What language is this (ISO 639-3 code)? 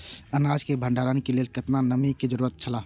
mai